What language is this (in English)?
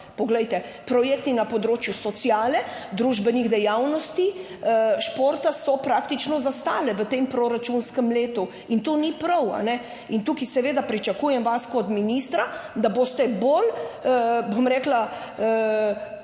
Slovenian